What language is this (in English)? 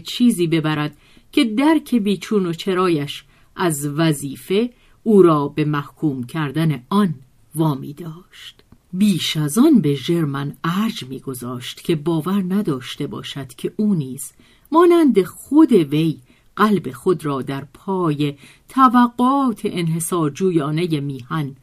Persian